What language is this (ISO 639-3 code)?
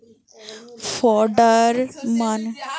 ben